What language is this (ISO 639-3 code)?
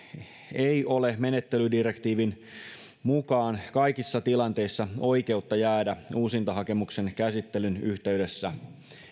fin